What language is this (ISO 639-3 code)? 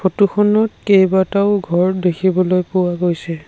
asm